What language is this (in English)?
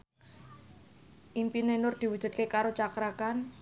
Javanese